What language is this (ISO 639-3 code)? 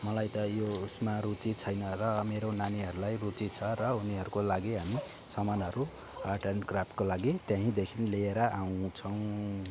nep